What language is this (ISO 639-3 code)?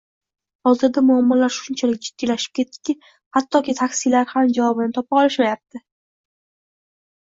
uzb